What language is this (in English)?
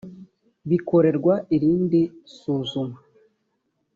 Kinyarwanda